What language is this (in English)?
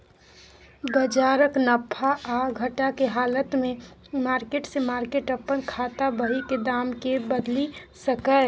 Maithili